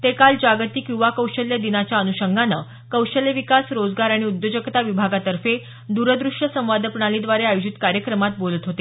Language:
Marathi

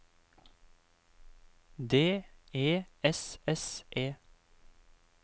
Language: Norwegian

